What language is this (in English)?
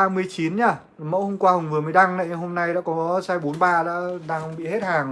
Vietnamese